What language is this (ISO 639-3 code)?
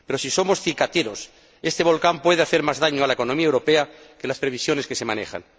spa